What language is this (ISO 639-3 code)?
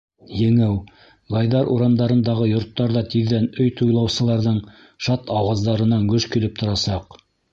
bak